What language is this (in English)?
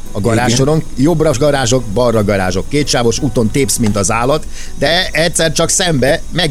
Hungarian